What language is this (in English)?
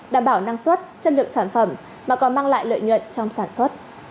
Vietnamese